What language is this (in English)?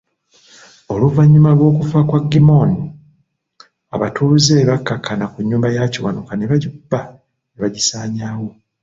Ganda